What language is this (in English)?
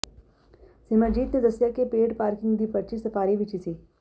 Punjabi